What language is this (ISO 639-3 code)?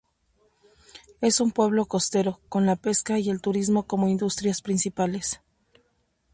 spa